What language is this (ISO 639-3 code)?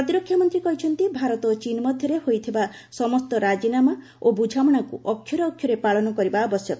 ori